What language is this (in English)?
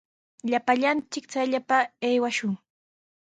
Sihuas Ancash Quechua